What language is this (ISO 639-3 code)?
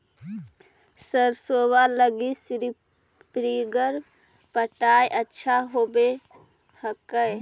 mag